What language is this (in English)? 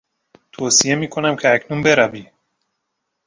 Persian